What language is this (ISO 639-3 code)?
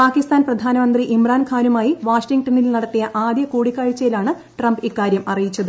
mal